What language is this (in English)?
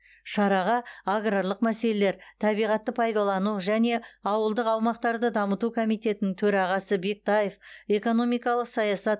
Kazakh